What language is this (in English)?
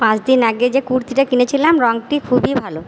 Bangla